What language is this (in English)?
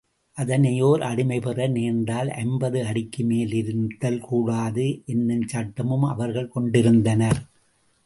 Tamil